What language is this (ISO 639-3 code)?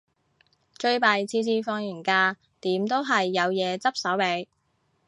yue